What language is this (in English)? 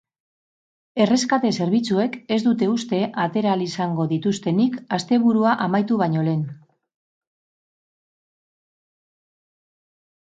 Basque